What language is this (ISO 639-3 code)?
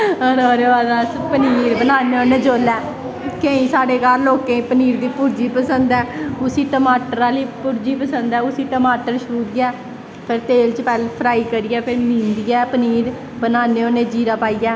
doi